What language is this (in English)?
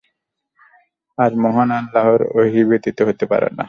Bangla